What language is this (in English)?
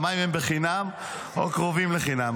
Hebrew